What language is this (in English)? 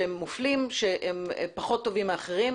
Hebrew